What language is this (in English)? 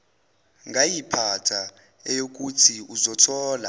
Zulu